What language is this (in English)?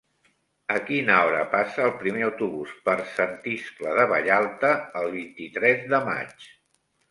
Catalan